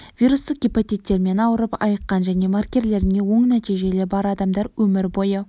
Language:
Kazakh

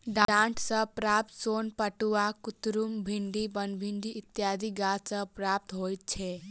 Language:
Maithili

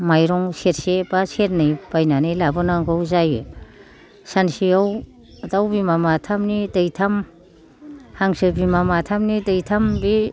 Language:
Bodo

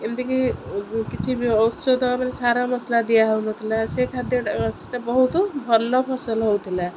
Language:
Odia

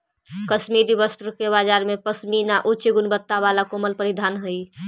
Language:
Magahi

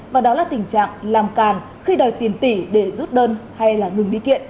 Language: Vietnamese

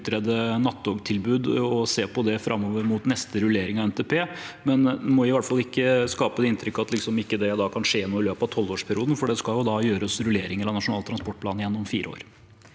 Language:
Norwegian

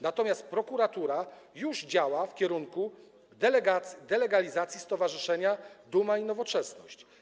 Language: Polish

